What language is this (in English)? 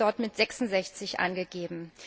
German